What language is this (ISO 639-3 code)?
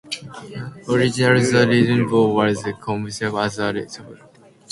eng